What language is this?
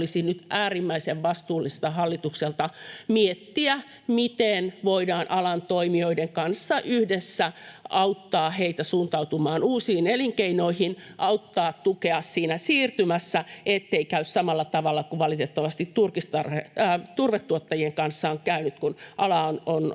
Finnish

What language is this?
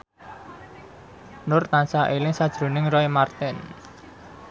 Javanese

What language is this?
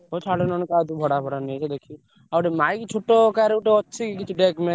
Odia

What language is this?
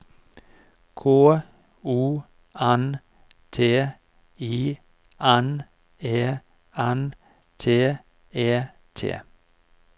Norwegian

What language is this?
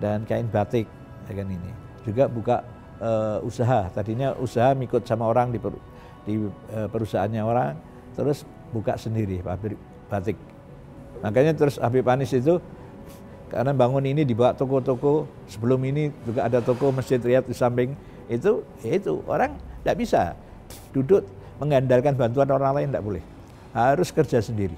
Indonesian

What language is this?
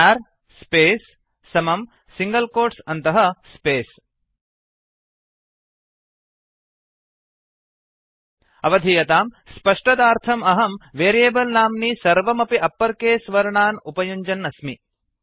Sanskrit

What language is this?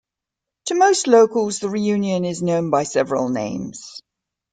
English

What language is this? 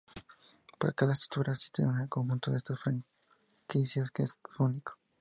Spanish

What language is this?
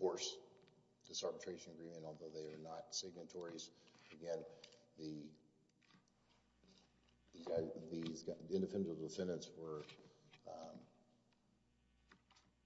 English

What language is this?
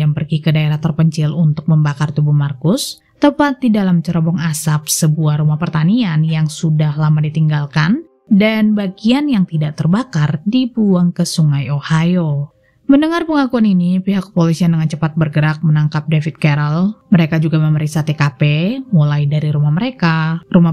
Indonesian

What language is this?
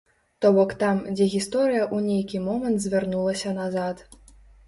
Belarusian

